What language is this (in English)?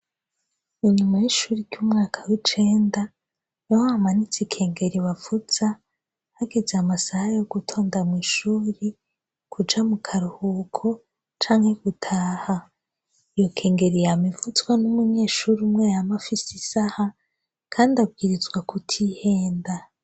Rundi